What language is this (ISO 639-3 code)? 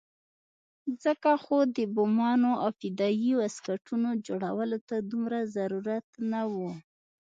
pus